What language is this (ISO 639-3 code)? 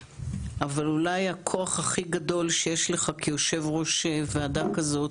heb